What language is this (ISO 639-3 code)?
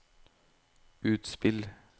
nor